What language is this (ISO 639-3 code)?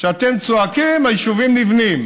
heb